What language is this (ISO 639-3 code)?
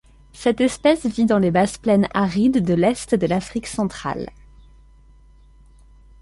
fra